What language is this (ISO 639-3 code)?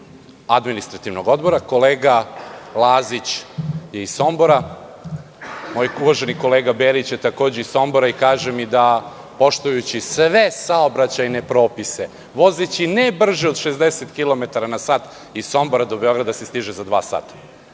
srp